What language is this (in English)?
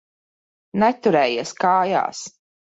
Latvian